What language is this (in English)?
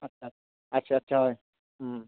Assamese